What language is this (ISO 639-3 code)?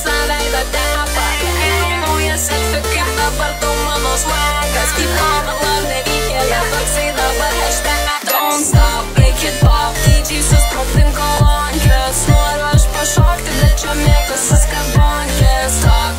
ron